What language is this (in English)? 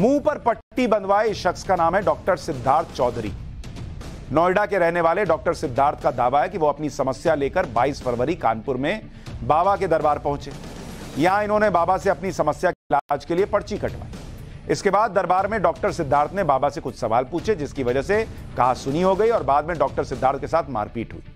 Hindi